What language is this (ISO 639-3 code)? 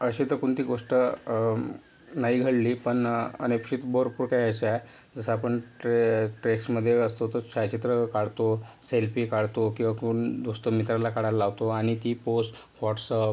mar